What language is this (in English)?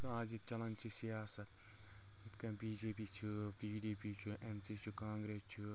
Kashmiri